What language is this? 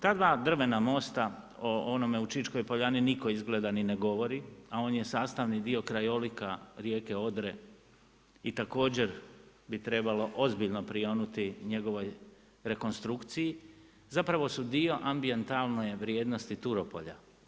Croatian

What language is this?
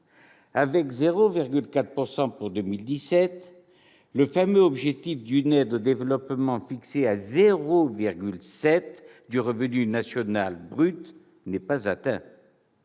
French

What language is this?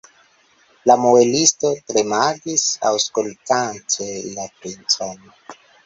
Esperanto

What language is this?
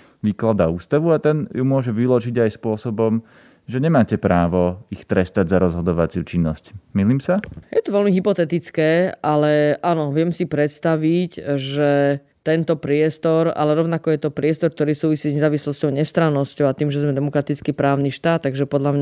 Slovak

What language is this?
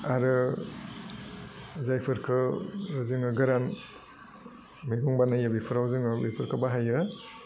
Bodo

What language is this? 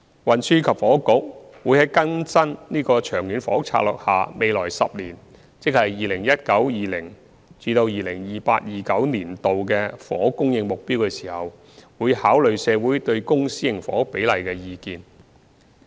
Cantonese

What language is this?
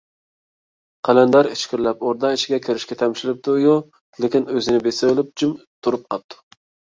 Uyghur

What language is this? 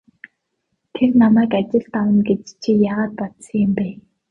Mongolian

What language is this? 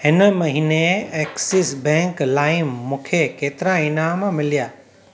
Sindhi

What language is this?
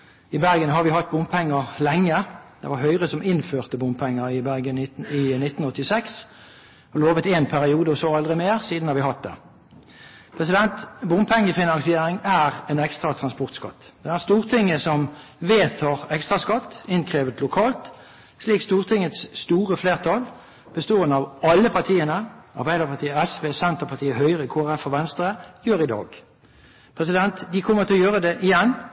Norwegian Bokmål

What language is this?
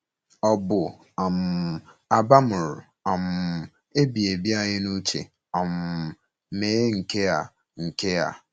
Igbo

